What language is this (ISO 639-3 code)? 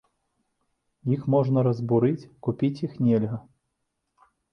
bel